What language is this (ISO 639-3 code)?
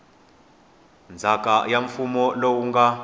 tso